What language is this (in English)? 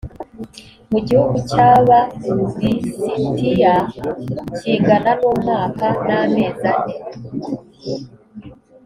Kinyarwanda